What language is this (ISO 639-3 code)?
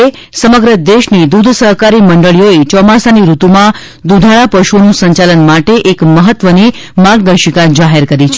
guj